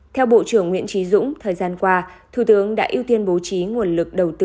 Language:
Vietnamese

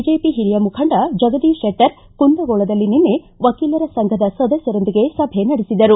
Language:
Kannada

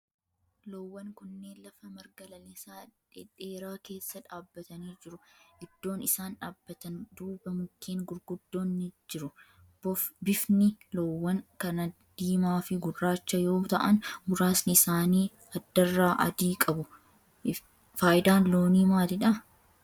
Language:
Oromo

